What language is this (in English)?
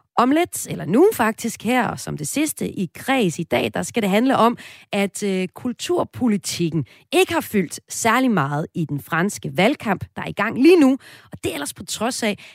Danish